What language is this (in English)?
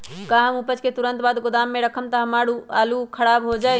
Magahi